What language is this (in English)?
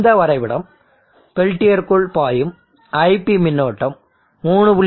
Tamil